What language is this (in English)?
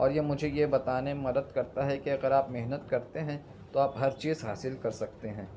Urdu